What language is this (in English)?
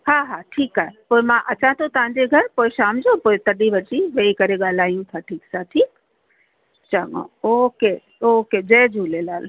Sindhi